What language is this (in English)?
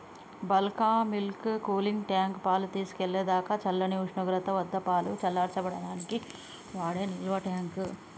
Telugu